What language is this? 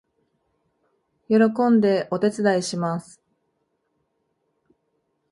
Japanese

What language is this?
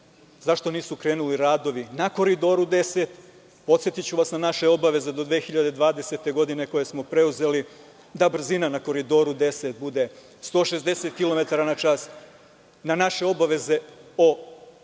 Serbian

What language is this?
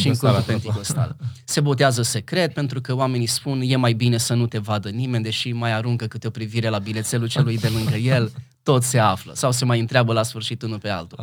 Romanian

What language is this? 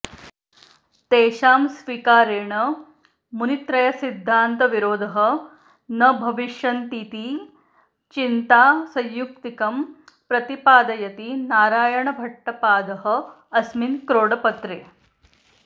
Sanskrit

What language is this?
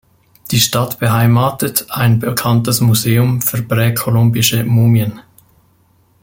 German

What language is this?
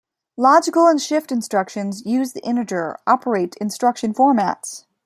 English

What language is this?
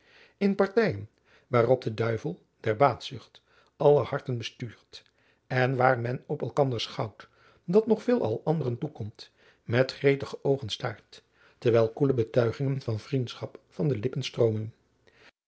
Dutch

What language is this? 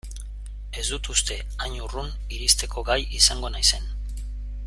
Basque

